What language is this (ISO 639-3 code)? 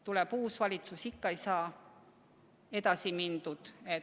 est